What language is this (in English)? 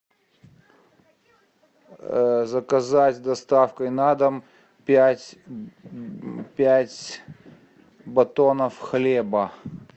Russian